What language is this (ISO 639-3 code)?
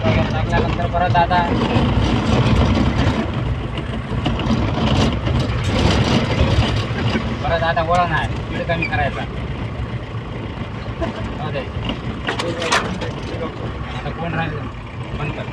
mar